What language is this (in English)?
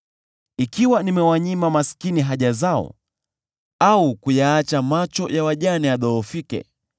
Swahili